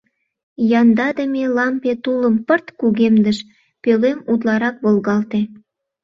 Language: Mari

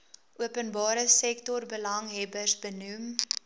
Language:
Afrikaans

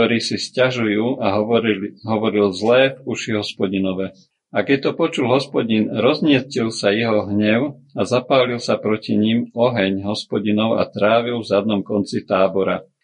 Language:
Slovak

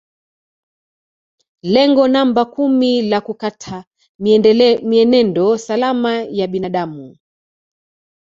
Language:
Swahili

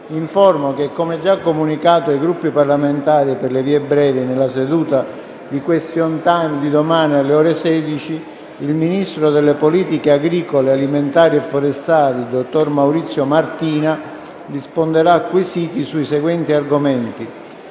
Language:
Italian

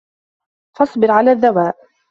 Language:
Arabic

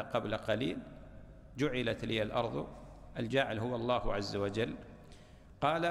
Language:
Arabic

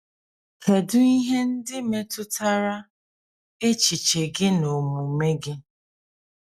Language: Igbo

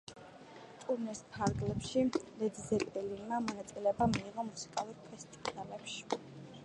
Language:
Georgian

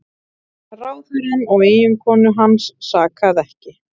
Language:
Icelandic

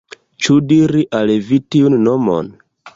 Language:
Esperanto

